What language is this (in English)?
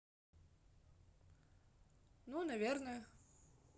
Russian